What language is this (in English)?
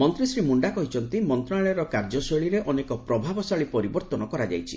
Odia